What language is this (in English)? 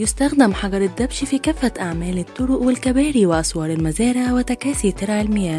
Arabic